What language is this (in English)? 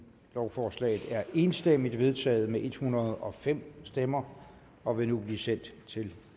Danish